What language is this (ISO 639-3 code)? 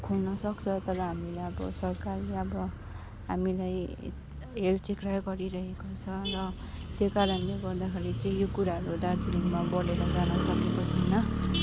nep